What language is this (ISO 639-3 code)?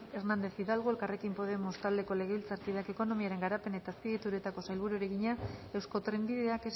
eus